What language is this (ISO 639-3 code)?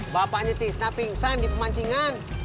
ind